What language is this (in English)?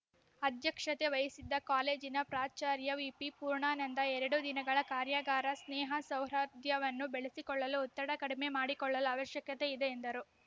Kannada